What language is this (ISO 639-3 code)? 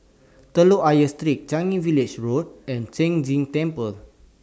eng